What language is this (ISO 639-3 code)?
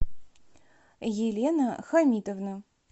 rus